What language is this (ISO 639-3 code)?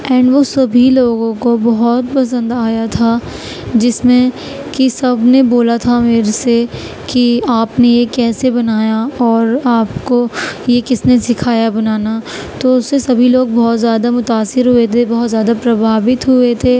urd